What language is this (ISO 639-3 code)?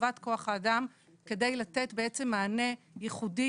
heb